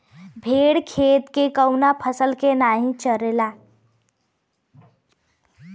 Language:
Bhojpuri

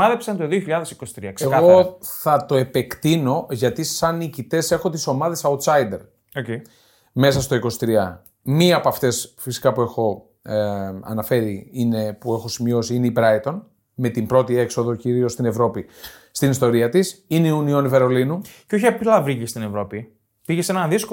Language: Greek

